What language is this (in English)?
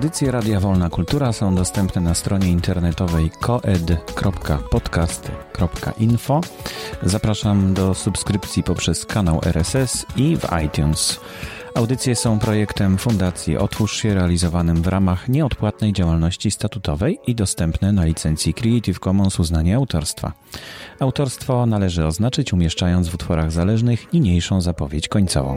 Polish